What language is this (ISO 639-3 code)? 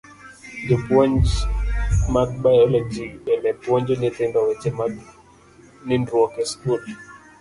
luo